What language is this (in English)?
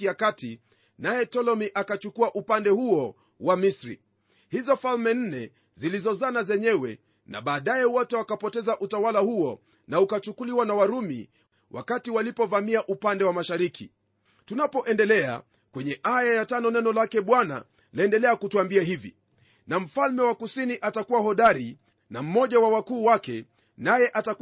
Swahili